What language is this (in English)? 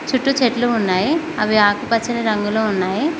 Telugu